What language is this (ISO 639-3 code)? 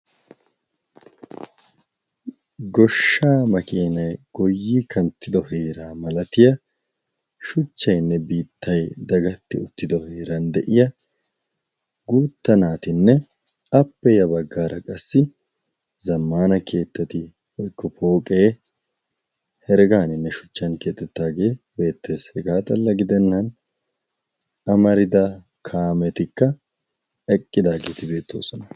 wal